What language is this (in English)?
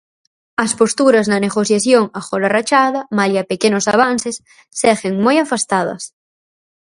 Galician